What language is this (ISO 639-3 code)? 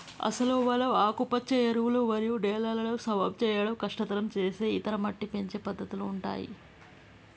tel